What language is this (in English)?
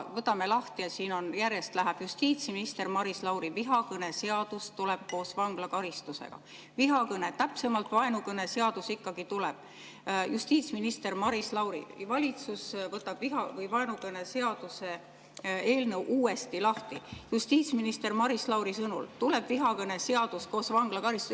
Estonian